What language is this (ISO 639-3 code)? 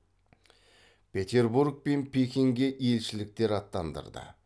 kaz